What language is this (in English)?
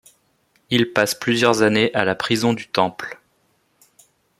French